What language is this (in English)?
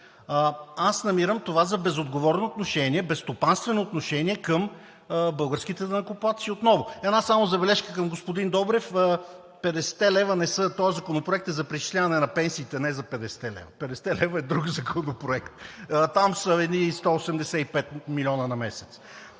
Bulgarian